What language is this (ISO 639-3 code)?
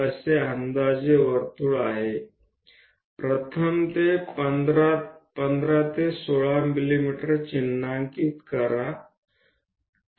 guj